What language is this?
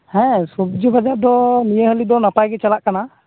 Santali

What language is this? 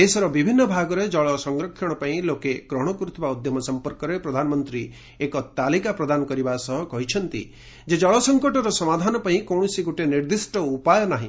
Odia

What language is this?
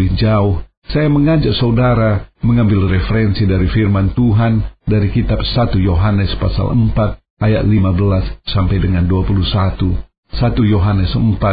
Indonesian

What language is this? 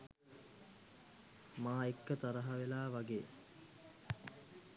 Sinhala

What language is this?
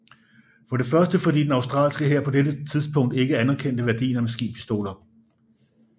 Danish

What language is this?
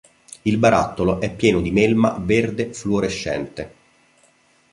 Italian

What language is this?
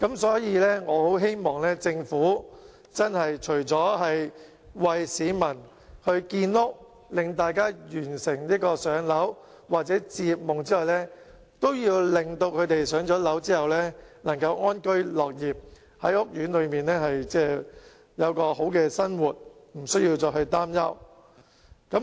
Cantonese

